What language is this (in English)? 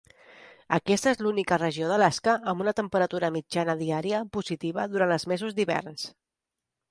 Catalan